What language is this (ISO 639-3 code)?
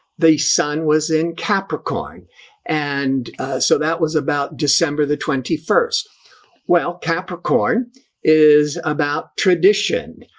eng